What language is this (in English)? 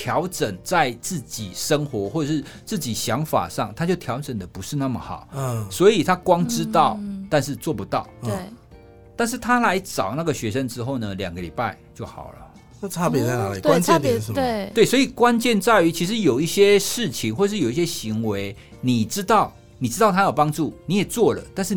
Chinese